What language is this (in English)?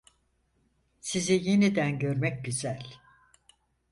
Turkish